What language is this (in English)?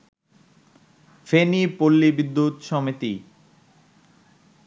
Bangla